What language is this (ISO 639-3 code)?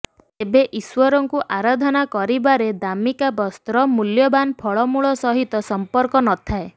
ori